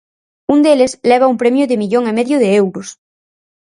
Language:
Galician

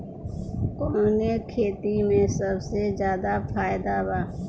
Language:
Bhojpuri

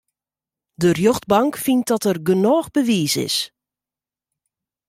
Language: Western Frisian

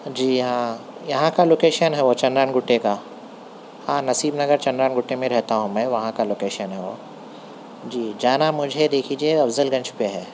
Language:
Urdu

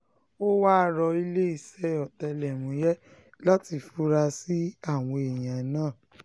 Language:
Yoruba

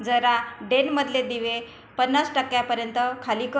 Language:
Marathi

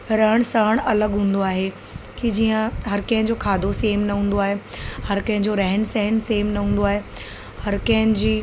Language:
Sindhi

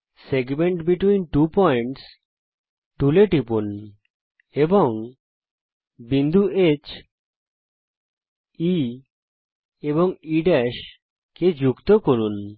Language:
Bangla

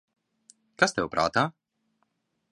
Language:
Latvian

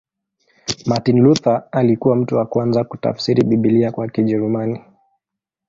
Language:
Swahili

